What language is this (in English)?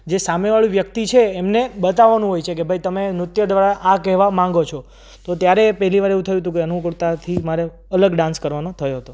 Gujarati